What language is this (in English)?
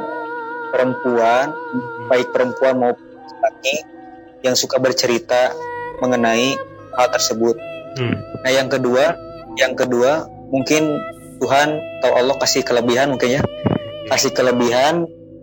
Indonesian